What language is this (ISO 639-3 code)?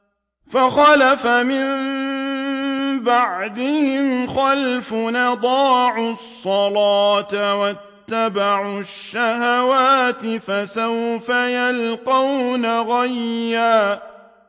ara